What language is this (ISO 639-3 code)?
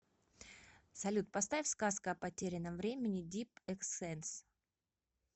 rus